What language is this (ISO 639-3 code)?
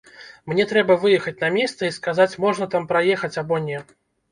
bel